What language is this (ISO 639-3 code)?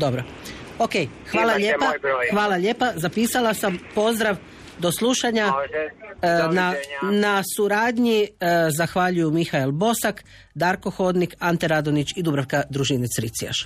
hrv